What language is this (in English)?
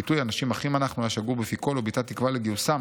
Hebrew